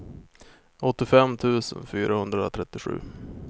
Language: Swedish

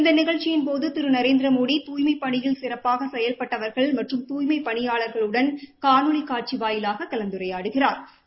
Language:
Tamil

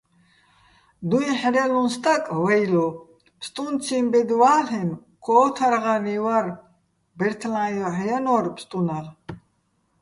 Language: Bats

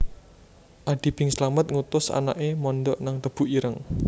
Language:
Javanese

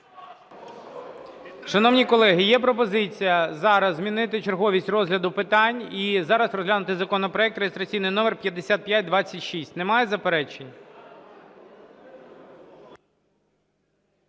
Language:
Ukrainian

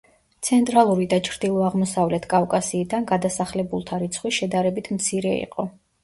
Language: Georgian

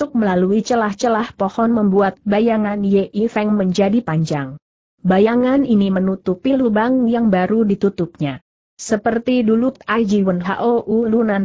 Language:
Indonesian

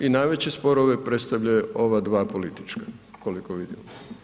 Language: Croatian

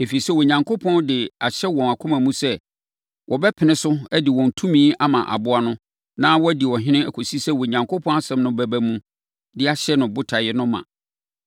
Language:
Akan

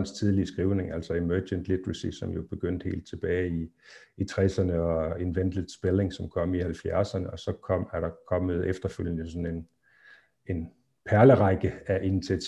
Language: Danish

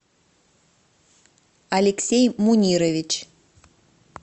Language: Russian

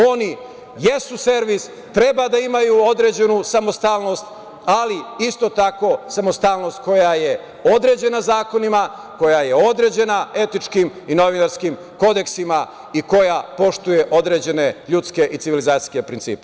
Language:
Serbian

